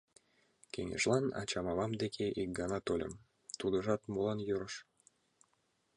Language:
Mari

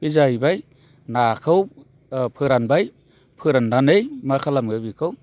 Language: Bodo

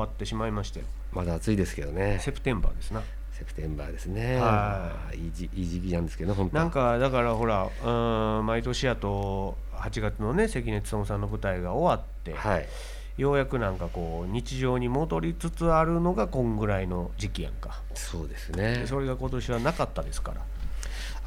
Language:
Japanese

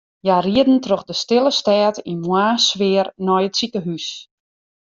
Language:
Western Frisian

